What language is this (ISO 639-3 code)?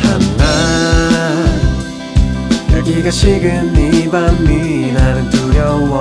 kor